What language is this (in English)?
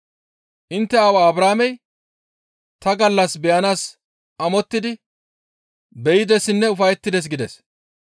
Gamo